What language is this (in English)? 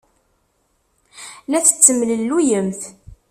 Kabyle